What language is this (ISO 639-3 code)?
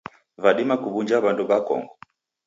dav